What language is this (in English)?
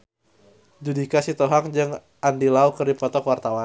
Sundanese